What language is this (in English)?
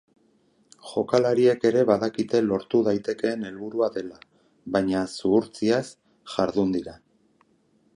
Basque